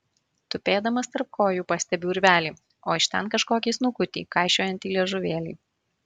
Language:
Lithuanian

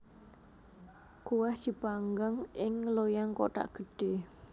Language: Javanese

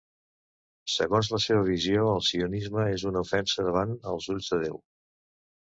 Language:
Catalan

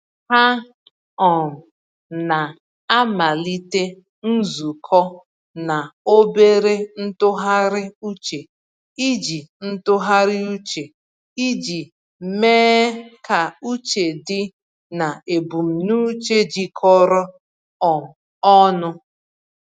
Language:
Igbo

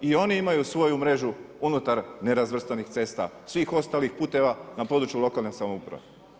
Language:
Croatian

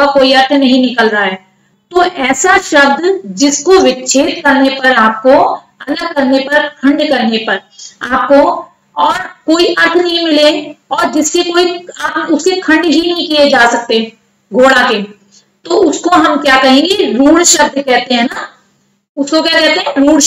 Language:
Hindi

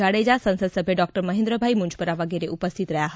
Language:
Gujarati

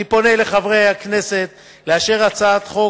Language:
Hebrew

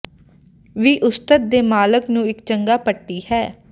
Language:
Punjabi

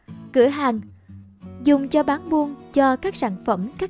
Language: Vietnamese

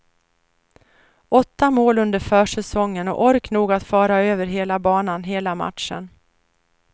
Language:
Swedish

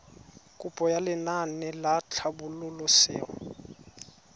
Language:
Tswana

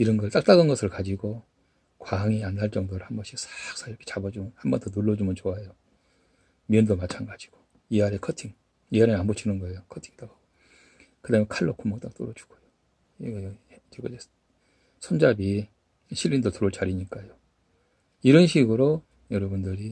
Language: Korean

